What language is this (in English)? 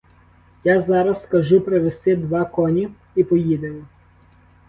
Ukrainian